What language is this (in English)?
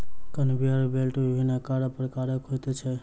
Maithili